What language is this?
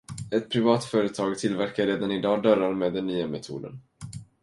Swedish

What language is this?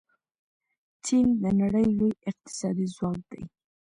Pashto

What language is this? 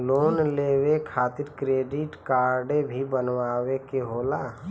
Bhojpuri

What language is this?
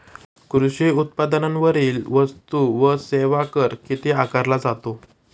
Marathi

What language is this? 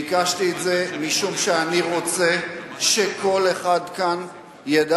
Hebrew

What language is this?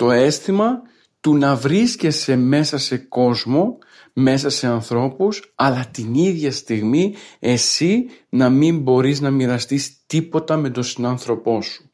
Greek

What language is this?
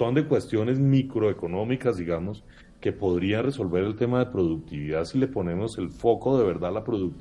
Spanish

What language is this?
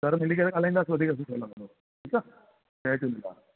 Sindhi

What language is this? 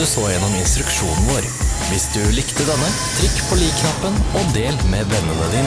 Norwegian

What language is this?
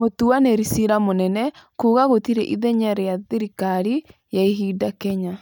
Kikuyu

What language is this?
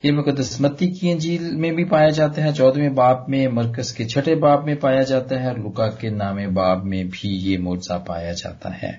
Punjabi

